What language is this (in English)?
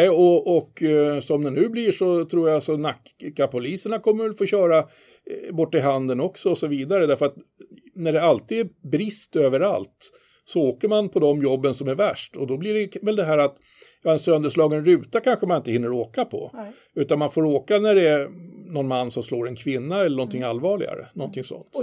Swedish